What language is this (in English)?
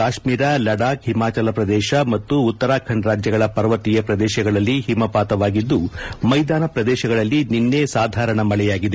Kannada